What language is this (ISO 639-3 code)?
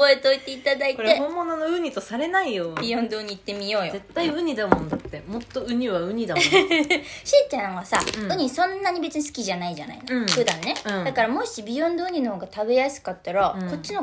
jpn